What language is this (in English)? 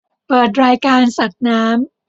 Thai